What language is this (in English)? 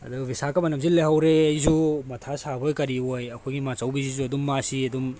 Manipuri